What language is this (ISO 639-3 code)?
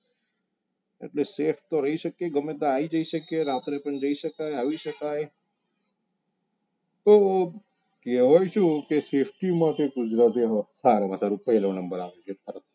guj